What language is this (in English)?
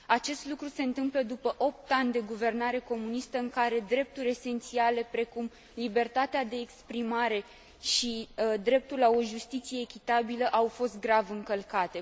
Romanian